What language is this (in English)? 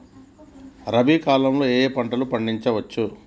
Telugu